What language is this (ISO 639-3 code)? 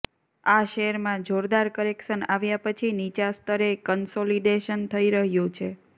guj